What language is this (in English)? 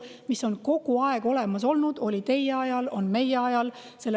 Estonian